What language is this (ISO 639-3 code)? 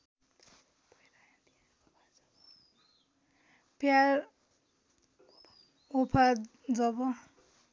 nep